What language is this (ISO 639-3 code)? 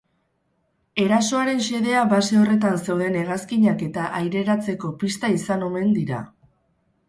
eus